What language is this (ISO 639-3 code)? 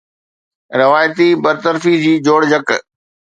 snd